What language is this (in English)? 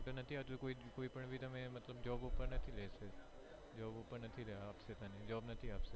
Gujarati